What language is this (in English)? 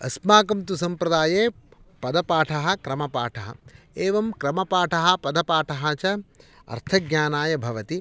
Sanskrit